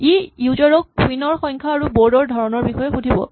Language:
Assamese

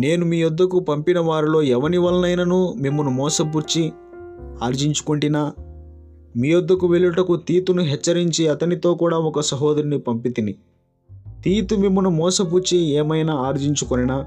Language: Telugu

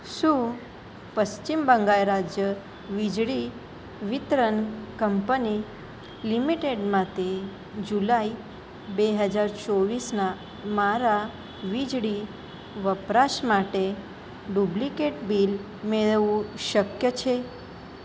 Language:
Gujarati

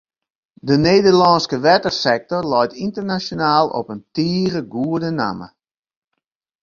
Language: Western Frisian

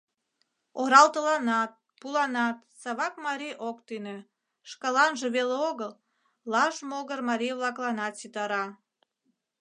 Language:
Mari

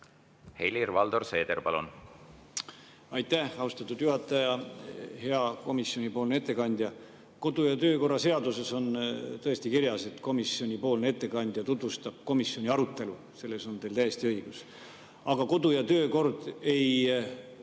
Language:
Estonian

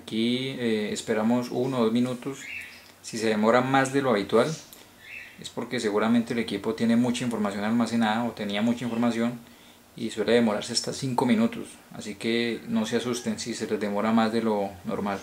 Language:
Spanish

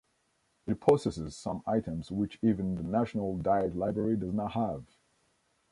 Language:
English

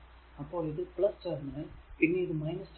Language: Malayalam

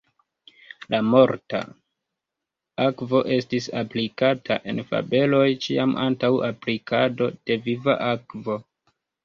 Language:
Esperanto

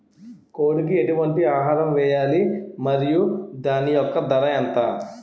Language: Telugu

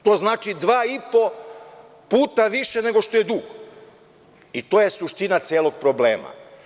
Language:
Serbian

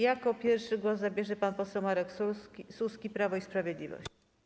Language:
Polish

